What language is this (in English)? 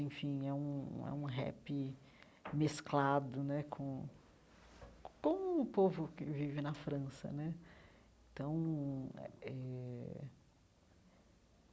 Portuguese